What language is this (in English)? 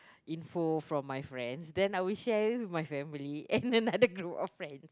English